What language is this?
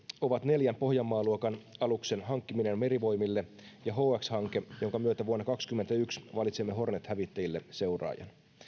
Finnish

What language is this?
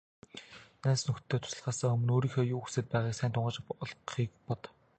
Mongolian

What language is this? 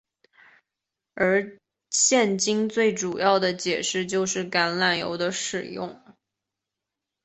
Chinese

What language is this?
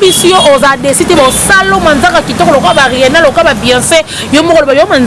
French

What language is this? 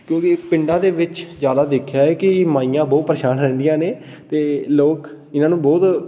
Punjabi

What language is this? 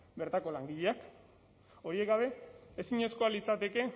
Basque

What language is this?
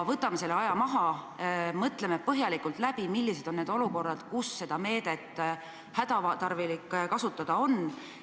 Estonian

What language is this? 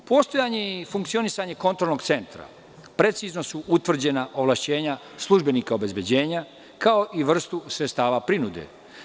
Serbian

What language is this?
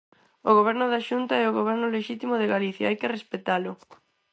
Galician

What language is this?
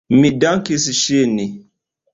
Esperanto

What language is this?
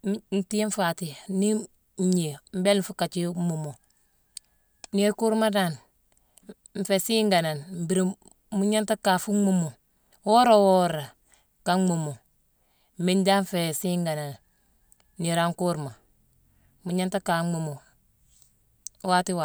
Mansoanka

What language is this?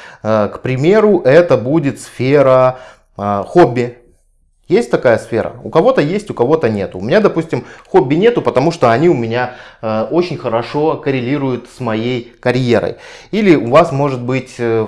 Russian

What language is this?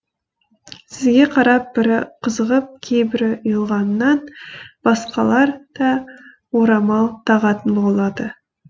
Kazakh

